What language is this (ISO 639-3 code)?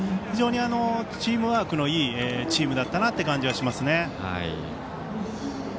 jpn